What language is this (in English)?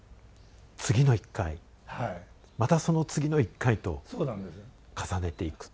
Japanese